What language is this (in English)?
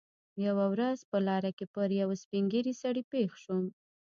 Pashto